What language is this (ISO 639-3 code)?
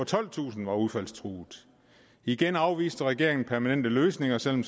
dan